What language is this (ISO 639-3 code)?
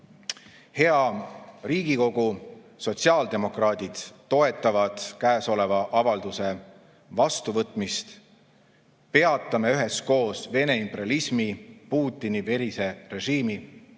est